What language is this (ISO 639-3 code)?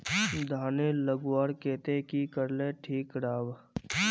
mag